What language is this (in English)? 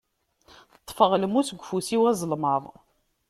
Kabyle